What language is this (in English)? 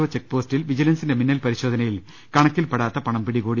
Malayalam